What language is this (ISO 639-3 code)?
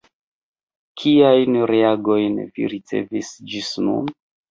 epo